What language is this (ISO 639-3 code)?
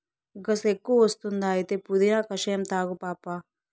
tel